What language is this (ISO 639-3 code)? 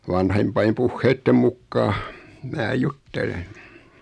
fin